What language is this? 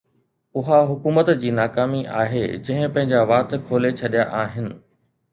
Sindhi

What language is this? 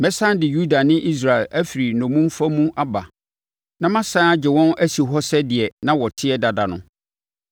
Akan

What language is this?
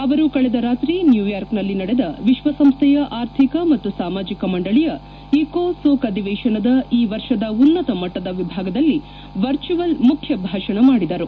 Kannada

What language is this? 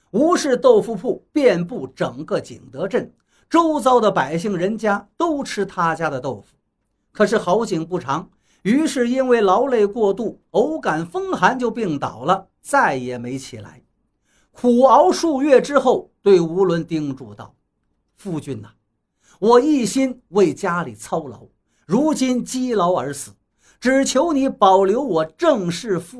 Chinese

